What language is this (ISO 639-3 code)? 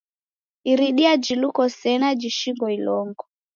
dav